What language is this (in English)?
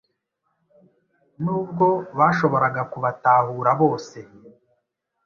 Kinyarwanda